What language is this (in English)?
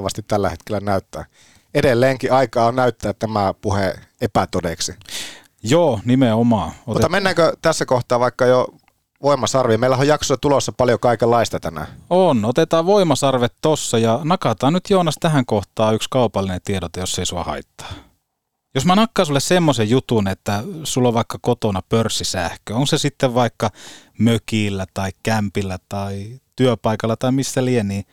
Finnish